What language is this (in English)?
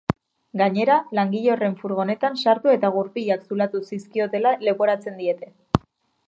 Basque